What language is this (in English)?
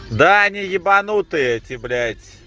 Russian